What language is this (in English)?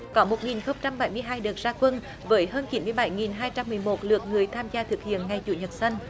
Vietnamese